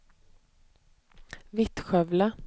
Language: Swedish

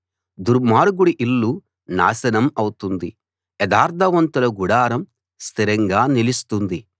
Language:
Telugu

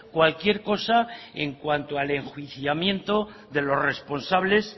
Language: Spanish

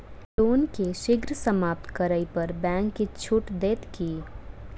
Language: Maithili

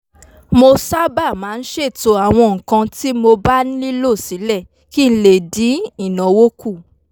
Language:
Yoruba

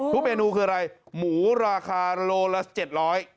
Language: Thai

